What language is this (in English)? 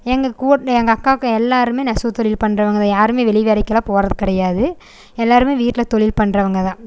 Tamil